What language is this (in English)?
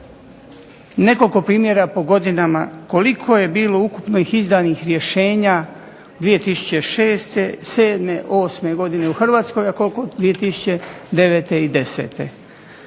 Croatian